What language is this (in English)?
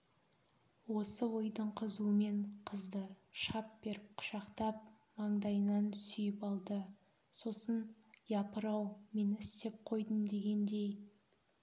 Kazakh